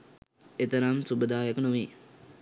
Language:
Sinhala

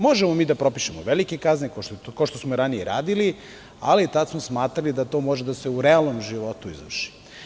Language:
Serbian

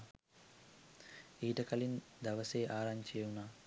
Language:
Sinhala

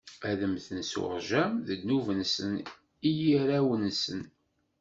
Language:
Kabyle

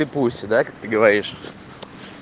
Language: Russian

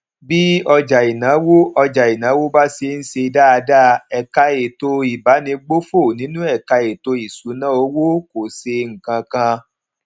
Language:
Yoruba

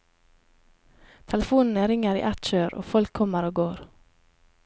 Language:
Norwegian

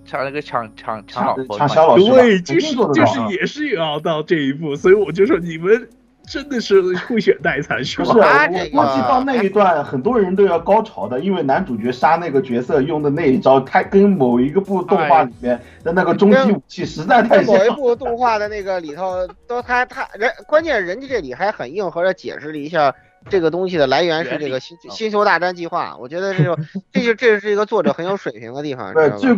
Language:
Chinese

